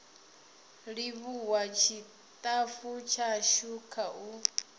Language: Venda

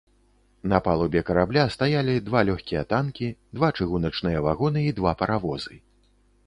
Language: Belarusian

